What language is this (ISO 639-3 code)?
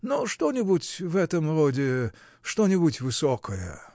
rus